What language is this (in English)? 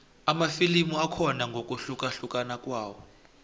South Ndebele